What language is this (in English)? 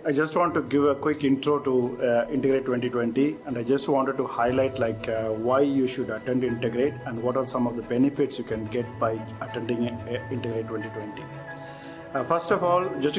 English